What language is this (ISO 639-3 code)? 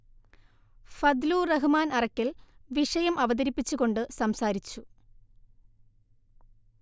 mal